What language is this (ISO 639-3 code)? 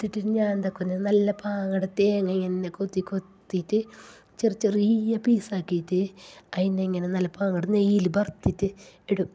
mal